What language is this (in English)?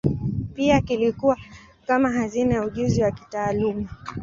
Swahili